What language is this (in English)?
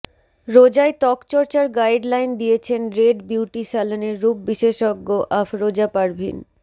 Bangla